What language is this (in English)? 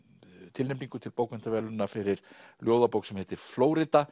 Icelandic